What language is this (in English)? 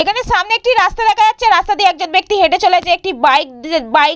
Bangla